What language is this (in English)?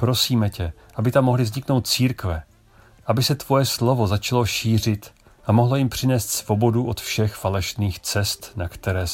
Czech